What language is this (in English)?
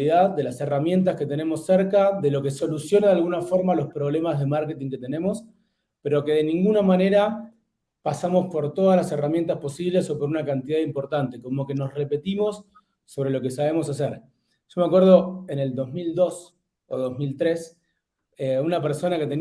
Spanish